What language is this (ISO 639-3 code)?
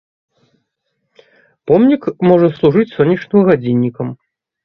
bel